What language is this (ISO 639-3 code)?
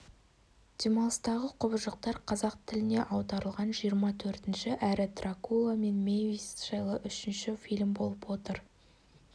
kaz